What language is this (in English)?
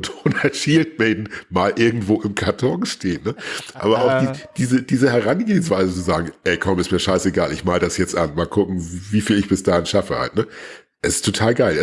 German